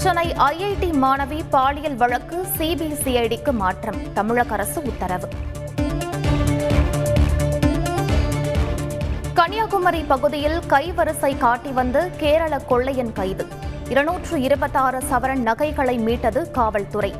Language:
Tamil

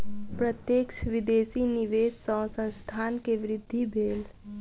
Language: Maithili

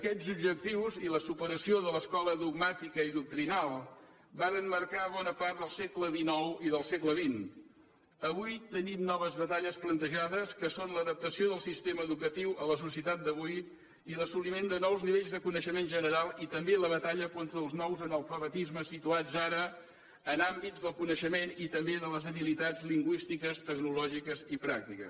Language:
Catalan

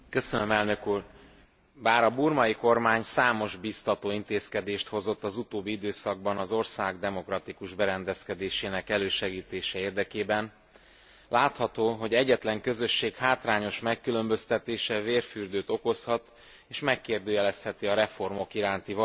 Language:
Hungarian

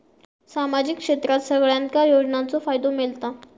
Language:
Marathi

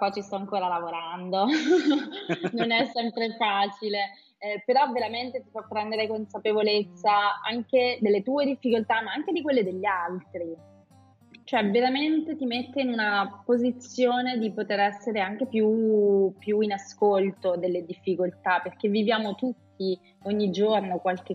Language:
Italian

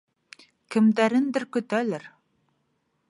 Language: Bashkir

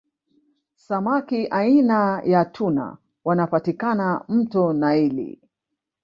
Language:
Swahili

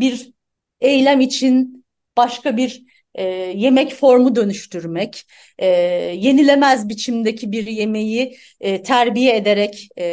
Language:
Turkish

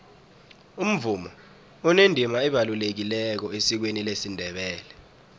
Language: South Ndebele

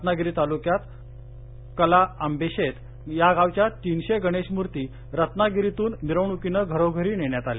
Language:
Marathi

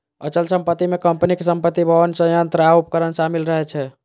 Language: Maithili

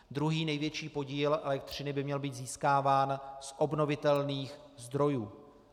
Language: Czech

